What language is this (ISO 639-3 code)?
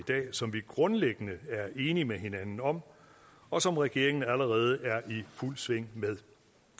dan